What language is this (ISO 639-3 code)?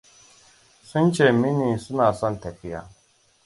hau